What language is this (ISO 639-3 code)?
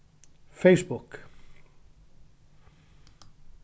fao